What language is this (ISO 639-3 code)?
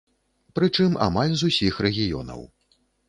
bel